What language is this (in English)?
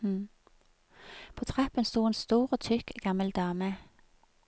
Norwegian